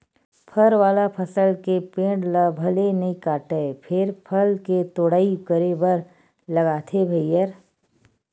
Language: Chhattisgarhi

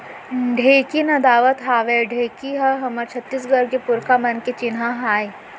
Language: Chhattisgarhi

